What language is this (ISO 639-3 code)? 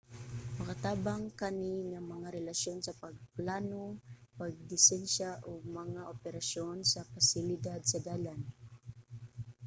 ceb